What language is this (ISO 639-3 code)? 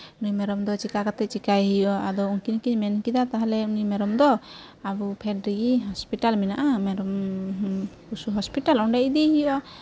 sat